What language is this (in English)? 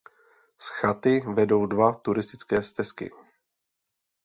Czech